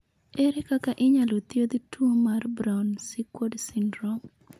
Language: Luo (Kenya and Tanzania)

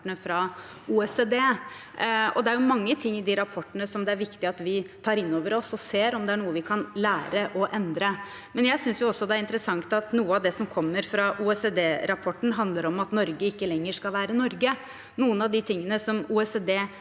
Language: Norwegian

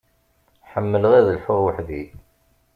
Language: Kabyle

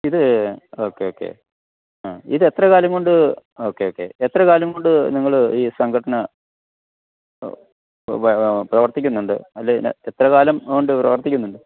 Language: Malayalam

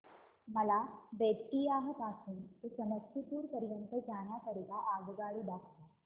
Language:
Marathi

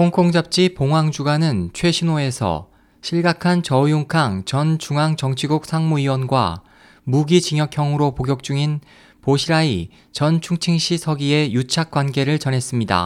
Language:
Korean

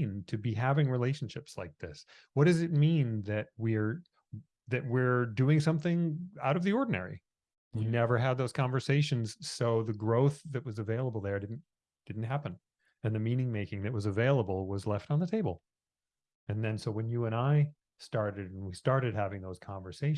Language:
English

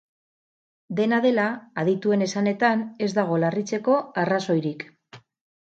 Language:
Basque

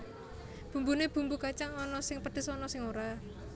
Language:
Javanese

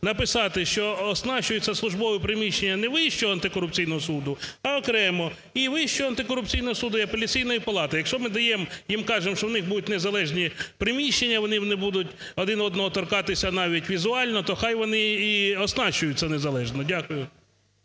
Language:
Ukrainian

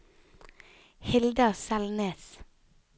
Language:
Norwegian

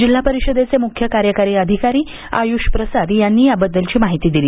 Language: Marathi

